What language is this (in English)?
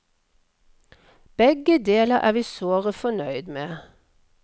Norwegian